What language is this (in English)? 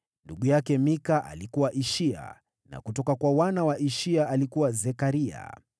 Swahili